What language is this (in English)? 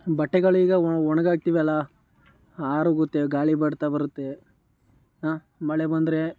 Kannada